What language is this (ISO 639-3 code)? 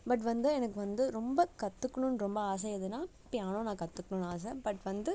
tam